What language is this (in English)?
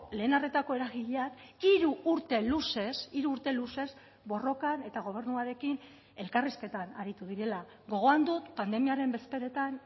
Basque